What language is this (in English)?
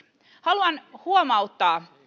Finnish